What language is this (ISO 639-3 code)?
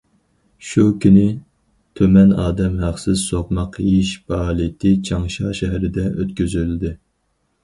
uig